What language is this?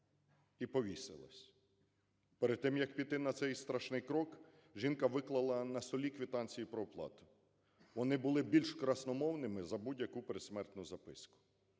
Ukrainian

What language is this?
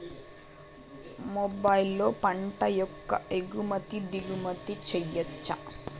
Telugu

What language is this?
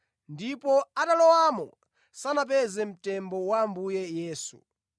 Nyanja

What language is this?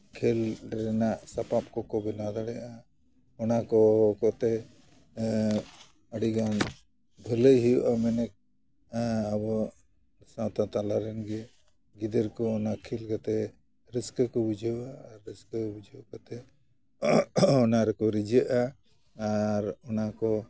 Santali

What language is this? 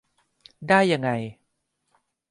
Thai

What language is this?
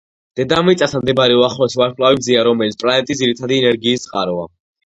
Georgian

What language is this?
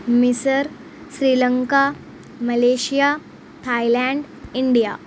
Urdu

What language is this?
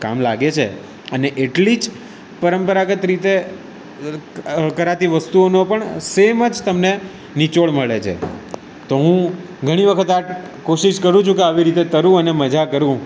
Gujarati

